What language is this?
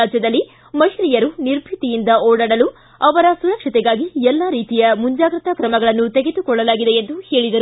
Kannada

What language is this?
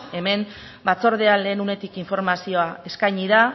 Basque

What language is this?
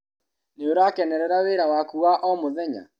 Kikuyu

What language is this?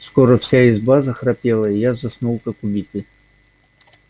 Russian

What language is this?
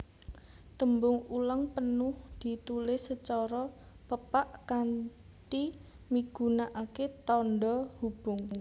Javanese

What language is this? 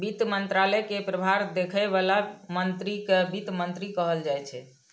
Maithili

